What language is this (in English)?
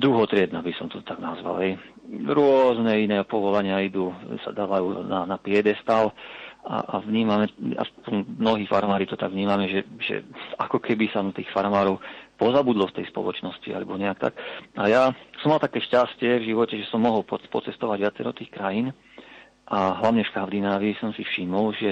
Slovak